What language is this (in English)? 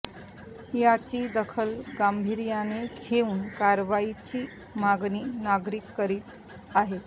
Marathi